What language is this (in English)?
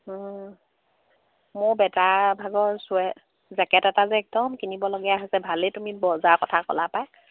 Assamese